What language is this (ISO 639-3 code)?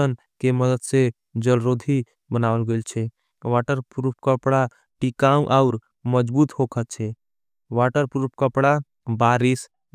anp